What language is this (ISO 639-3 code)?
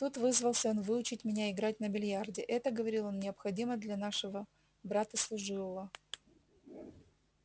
rus